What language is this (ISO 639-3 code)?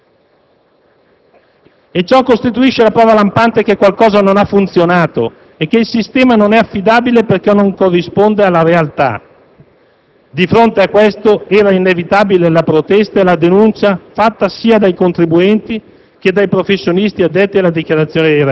ita